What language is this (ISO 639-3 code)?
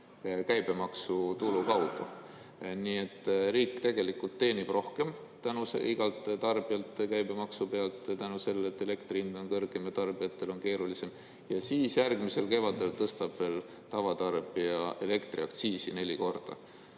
est